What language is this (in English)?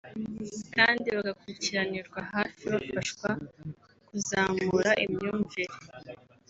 Kinyarwanda